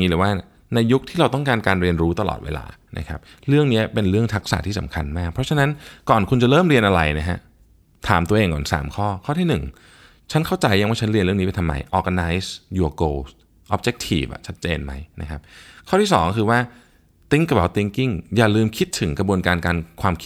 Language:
Thai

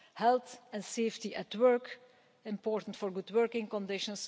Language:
English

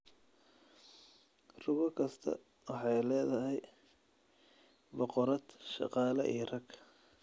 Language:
Somali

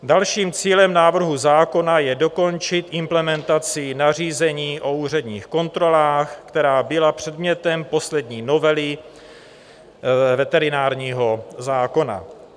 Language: Czech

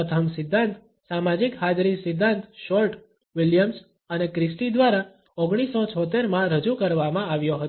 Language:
Gujarati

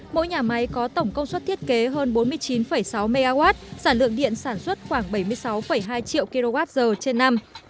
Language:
Vietnamese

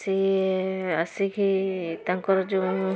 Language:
Odia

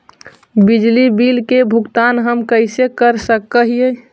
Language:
Magahi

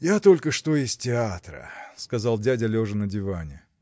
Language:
Russian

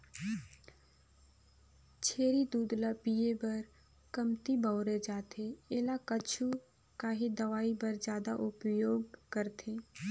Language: Chhattisgarhi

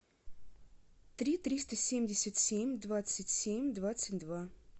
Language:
Russian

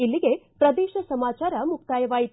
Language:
Kannada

